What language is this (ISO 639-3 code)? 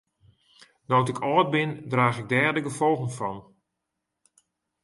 fry